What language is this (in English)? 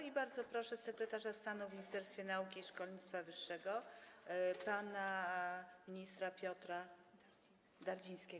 Polish